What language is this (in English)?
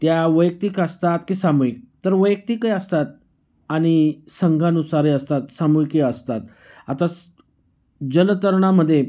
Marathi